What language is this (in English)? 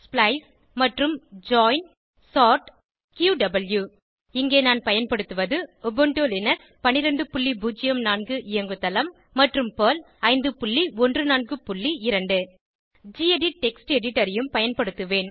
Tamil